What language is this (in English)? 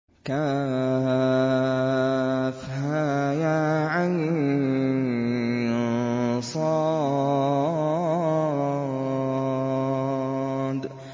Arabic